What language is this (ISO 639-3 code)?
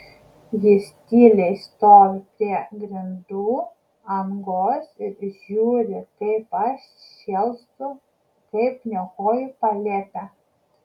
lit